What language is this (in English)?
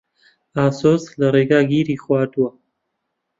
Central Kurdish